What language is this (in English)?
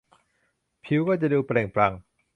Thai